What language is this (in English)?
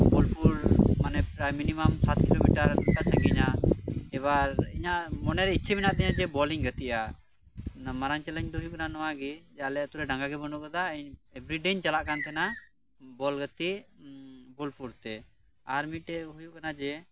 Santali